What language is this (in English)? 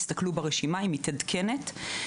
Hebrew